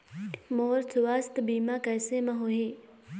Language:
Chhattisgarhi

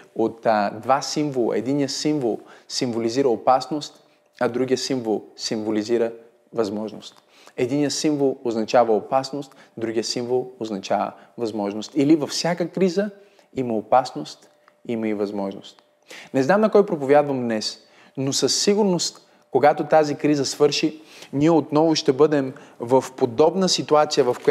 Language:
Bulgarian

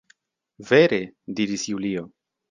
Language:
Esperanto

